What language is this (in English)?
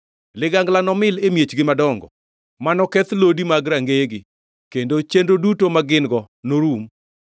Luo (Kenya and Tanzania)